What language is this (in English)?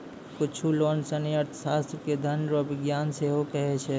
Maithili